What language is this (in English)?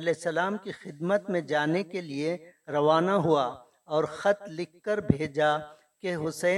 Urdu